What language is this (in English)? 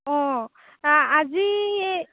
Assamese